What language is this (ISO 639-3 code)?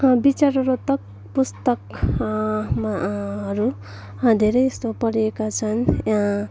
nep